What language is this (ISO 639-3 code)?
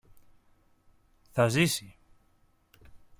ell